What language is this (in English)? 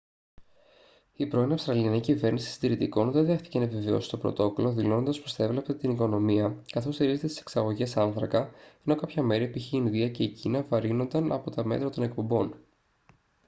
Greek